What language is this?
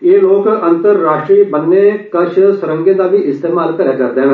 Dogri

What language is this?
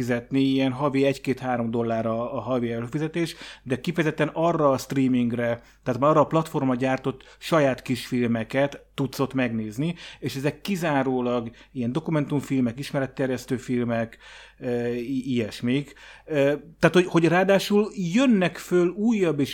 Hungarian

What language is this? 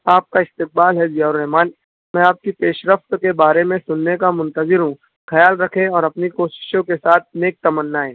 Urdu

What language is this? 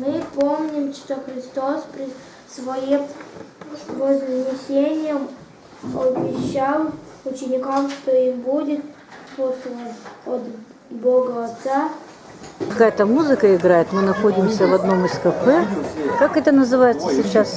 Russian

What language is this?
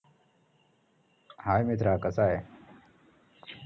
Marathi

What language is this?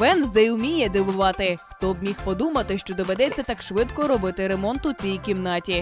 Ukrainian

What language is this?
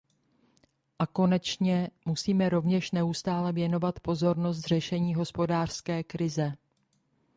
Czech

